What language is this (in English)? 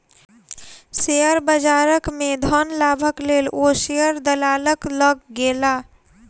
Maithili